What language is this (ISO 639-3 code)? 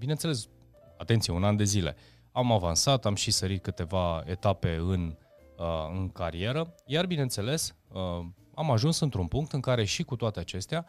ron